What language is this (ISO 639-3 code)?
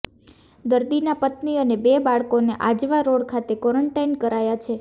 guj